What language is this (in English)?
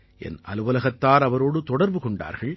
Tamil